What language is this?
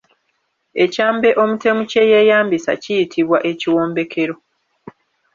Ganda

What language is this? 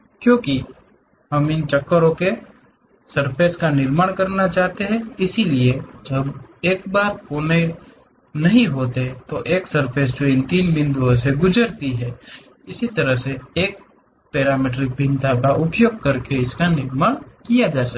Hindi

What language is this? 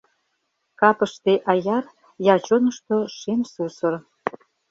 Mari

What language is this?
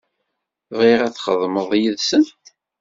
Kabyle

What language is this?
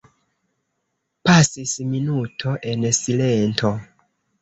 Esperanto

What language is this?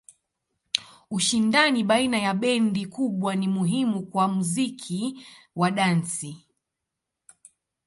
Swahili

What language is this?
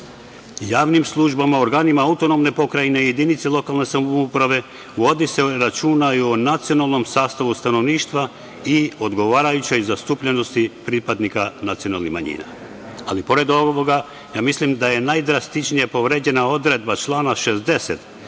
Serbian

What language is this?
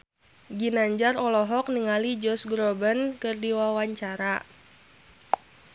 Sundanese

